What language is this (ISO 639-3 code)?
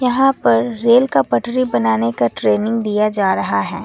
hin